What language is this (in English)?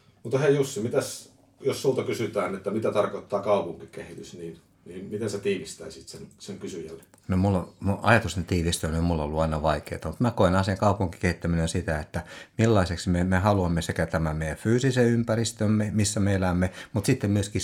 Finnish